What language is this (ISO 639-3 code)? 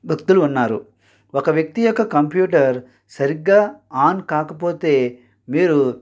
tel